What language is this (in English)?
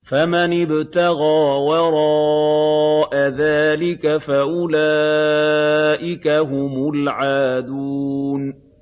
Arabic